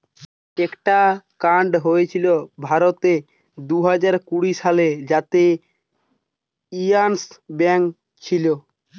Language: Bangla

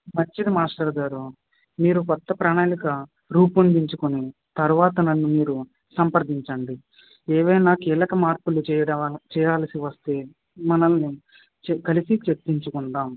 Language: Telugu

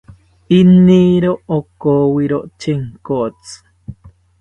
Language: South Ucayali Ashéninka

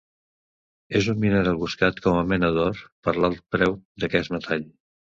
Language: Catalan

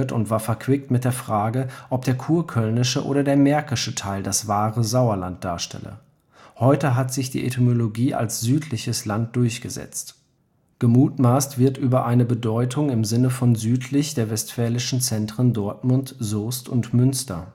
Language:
German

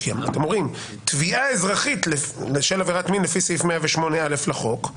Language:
Hebrew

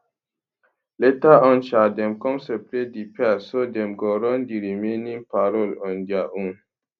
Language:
Nigerian Pidgin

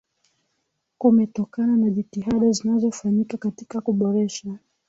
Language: Swahili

